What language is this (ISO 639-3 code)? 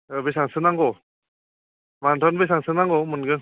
brx